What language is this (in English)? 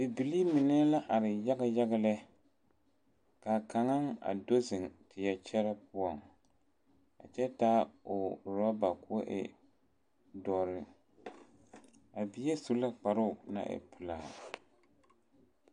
Southern Dagaare